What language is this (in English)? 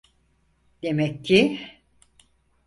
Turkish